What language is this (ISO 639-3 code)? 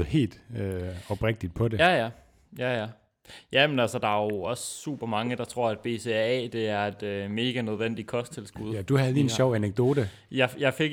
dan